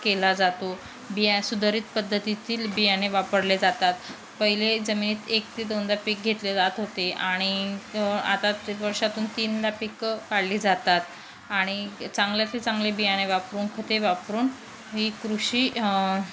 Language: Marathi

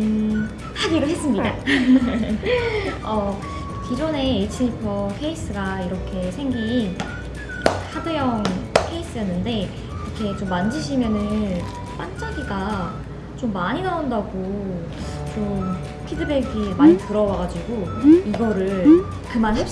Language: Korean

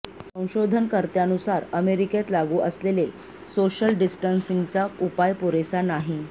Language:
Marathi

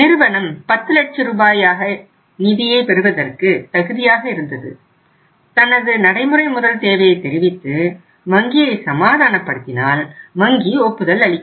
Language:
Tamil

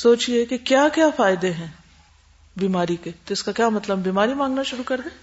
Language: Urdu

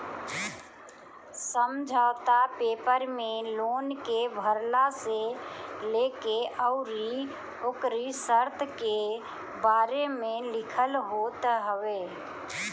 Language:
Bhojpuri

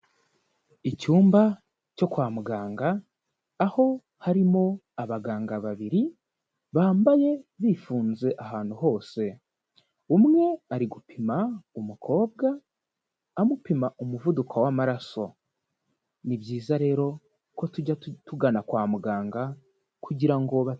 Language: Kinyarwanda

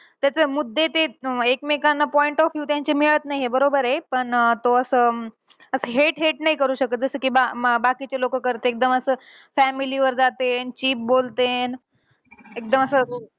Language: Marathi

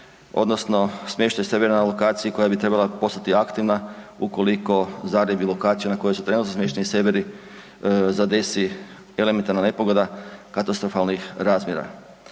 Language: Croatian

